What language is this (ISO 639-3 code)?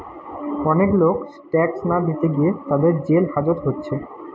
ben